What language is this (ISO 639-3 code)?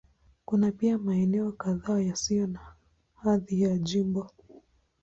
swa